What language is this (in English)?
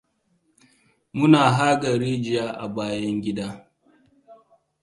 Hausa